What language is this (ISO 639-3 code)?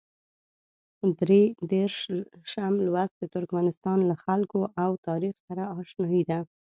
pus